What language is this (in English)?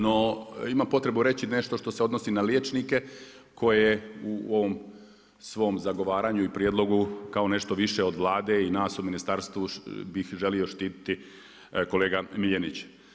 Croatian